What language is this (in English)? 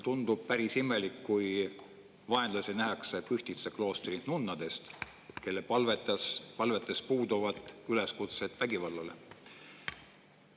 Estonian